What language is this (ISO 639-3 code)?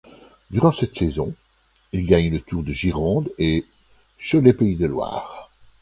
fra